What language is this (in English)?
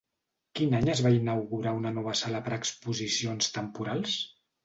Catalan